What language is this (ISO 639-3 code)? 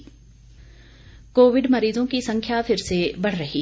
hin